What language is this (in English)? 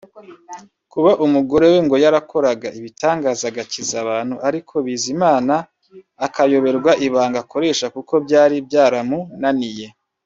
Kinyarwanda